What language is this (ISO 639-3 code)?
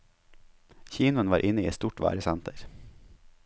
nor